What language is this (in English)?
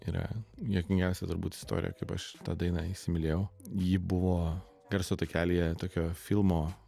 Lithuanian